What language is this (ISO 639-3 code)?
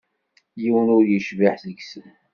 kab